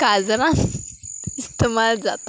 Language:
Konkani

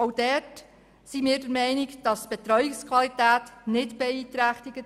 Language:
Swiss German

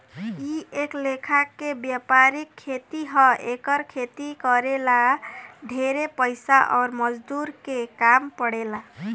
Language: Bhojpuri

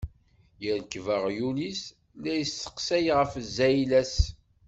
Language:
Kabyle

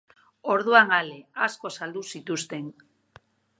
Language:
Basque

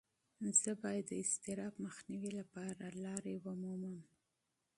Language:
Pashto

